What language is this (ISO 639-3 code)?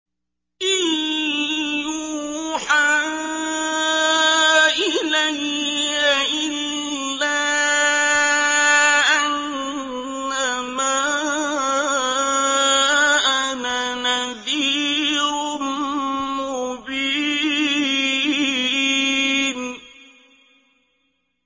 ara